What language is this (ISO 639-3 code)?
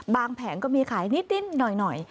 tha